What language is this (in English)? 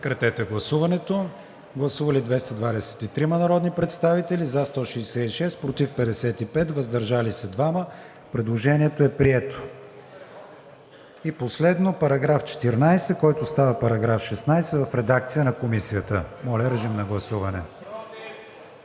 Bulgarian